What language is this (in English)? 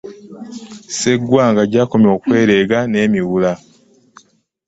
Ganda